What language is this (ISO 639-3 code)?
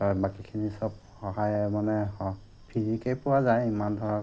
asm